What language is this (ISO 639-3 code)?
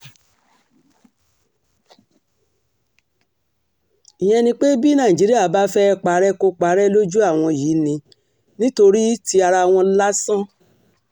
yor